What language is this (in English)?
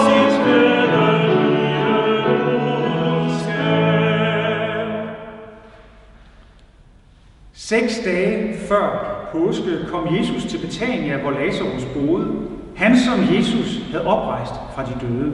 Danish